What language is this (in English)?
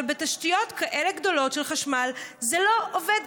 Hebrew